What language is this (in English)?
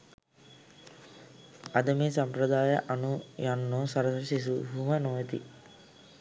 Sinhala